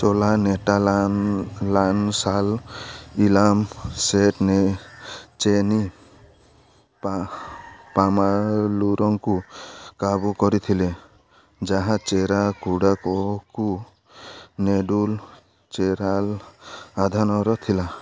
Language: Odia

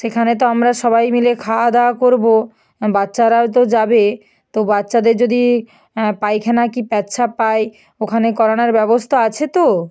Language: Bangla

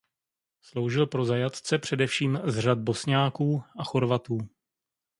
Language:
Czech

